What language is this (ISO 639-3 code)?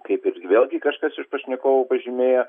lit